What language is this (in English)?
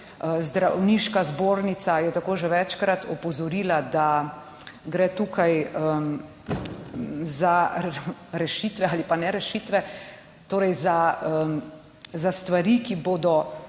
Slovenian